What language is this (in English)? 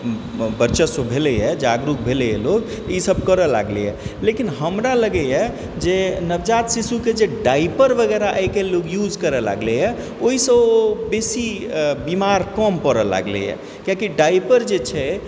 Maithili